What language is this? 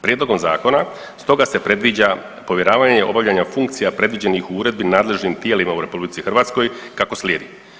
Croatian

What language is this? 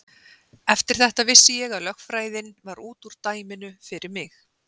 Icelandic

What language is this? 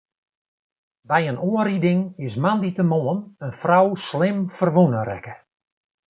Western Frisian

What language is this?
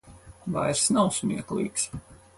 Latvian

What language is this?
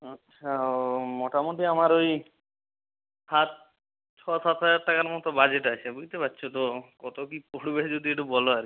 Bangla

